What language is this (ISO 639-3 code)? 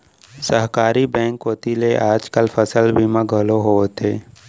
hne